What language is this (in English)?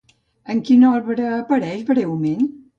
Catalan